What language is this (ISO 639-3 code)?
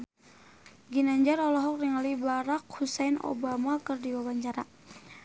sun